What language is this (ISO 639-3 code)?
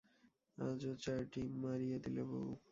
ben